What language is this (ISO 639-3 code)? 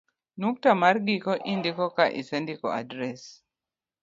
luo